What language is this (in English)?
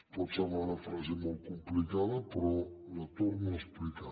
Catalan